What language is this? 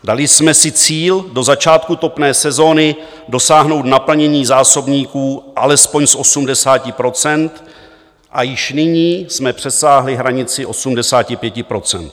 Czech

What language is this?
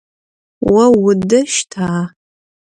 Adyghe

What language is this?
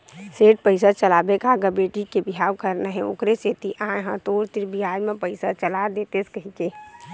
Chhattisgarhi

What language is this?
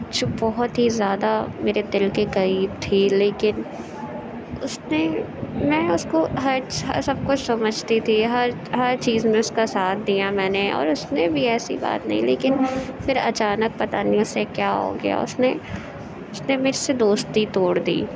Urdu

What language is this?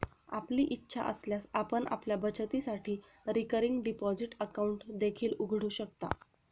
Marathi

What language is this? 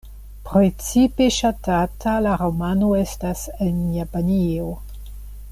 Esperanto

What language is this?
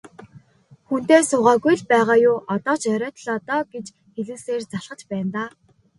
Mongolian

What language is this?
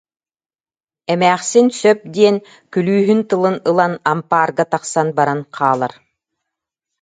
Yakut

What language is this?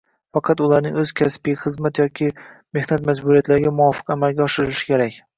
Uzbek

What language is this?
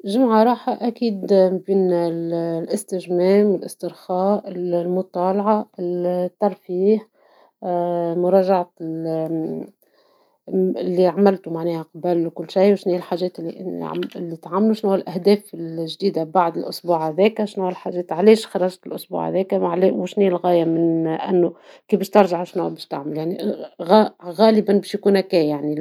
Tunisian Arabic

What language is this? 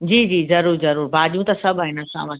Sindhi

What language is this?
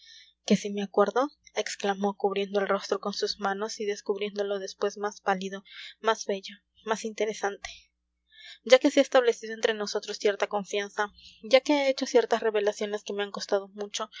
Spanish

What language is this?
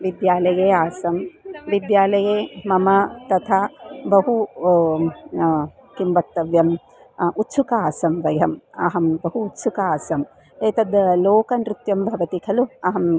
Sanskrit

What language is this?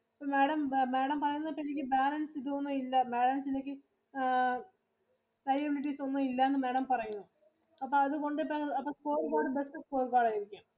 Malayalam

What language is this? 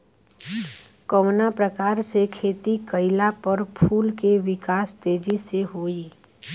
Bhojpuri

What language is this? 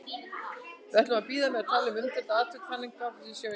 Icelandic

